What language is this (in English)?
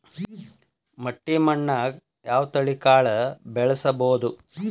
Kannada